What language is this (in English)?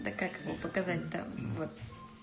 Russian